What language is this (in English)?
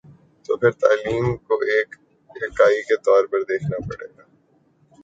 Urdu